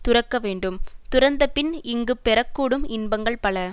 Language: Tamil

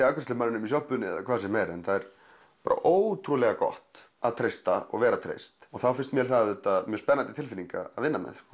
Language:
Icelandic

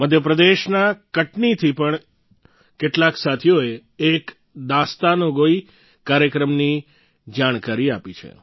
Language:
Gujarati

